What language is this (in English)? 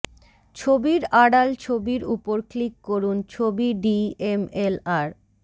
Bangla